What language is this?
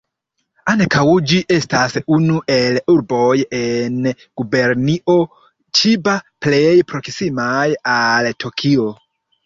Esperanto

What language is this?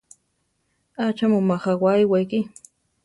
Central Tarahumara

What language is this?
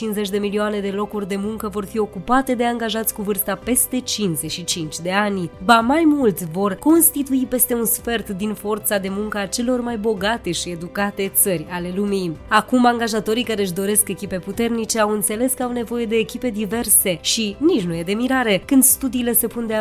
Romanian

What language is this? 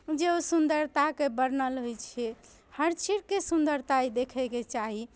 Maithili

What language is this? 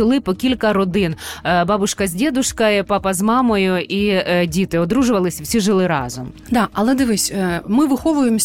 Ukrainian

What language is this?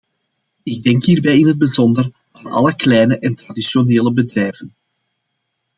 Dutch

